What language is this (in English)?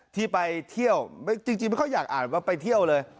Thai